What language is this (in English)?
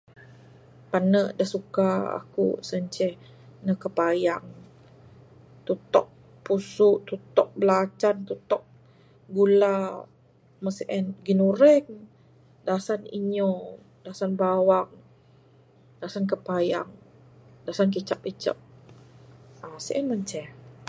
Bukar-Sadung Bidayuh